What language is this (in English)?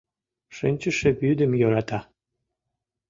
Mari